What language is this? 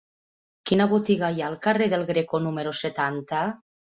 Catalan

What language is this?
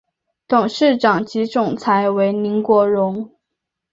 Chinese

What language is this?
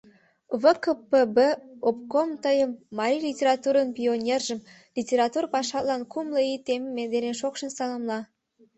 Mari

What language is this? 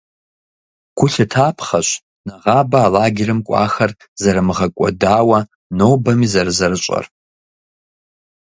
Kabardian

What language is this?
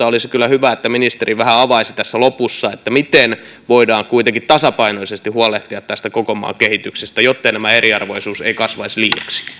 Finnish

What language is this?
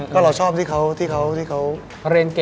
Thai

